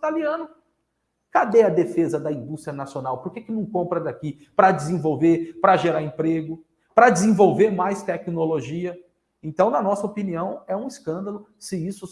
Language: Portuguese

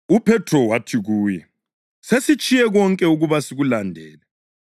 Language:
North Ndebele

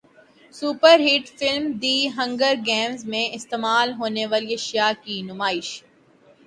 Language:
Urdu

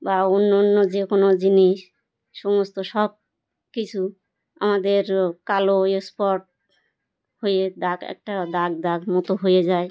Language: Bangla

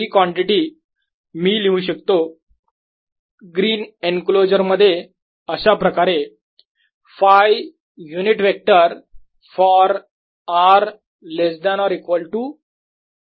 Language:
Marathi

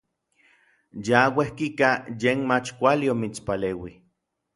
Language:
Orizaba Nahuatl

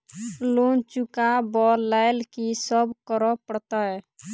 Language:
Maithili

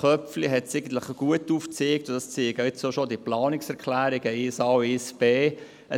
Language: Swiss German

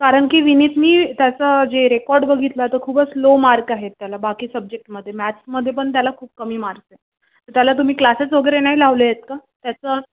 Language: Marathi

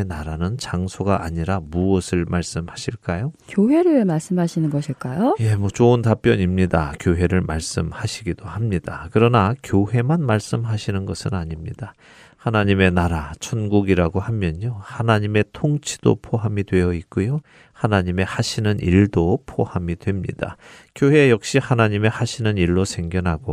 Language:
Korean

